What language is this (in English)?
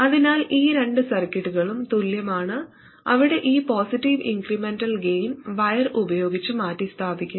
Malayalam